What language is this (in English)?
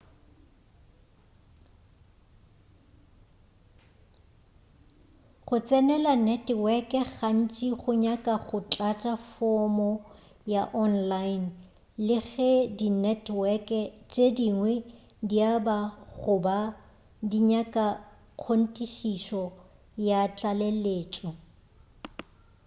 Northern Sotho